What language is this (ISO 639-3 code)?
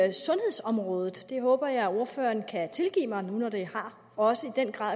dan